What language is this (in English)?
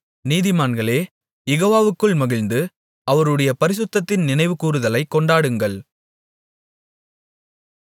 Tamil